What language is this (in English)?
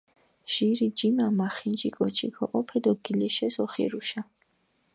Mingrelian